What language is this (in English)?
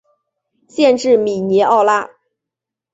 Chinese